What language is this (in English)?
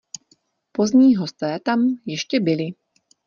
Czech